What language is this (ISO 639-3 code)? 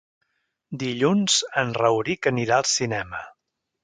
cat